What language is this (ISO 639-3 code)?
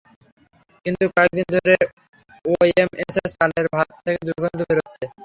ben